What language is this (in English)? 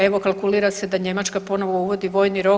Croatian